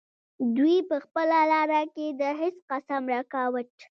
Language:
Pashto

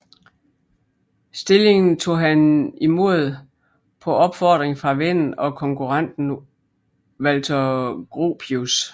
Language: Danish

